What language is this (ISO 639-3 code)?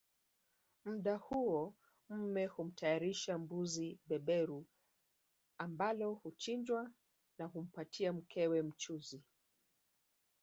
swa